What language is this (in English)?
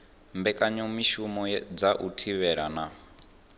Venda